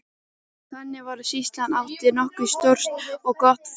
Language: Icelandic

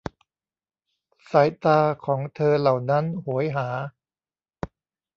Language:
Thai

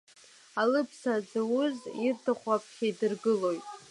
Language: Abkhazian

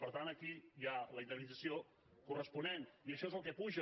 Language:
Catalan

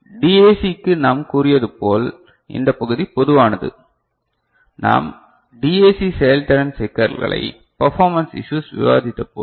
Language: Tamil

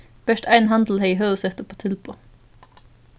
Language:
Faroese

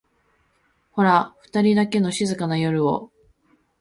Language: Japanese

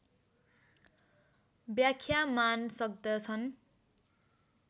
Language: Nepali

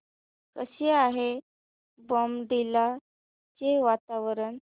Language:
Marathi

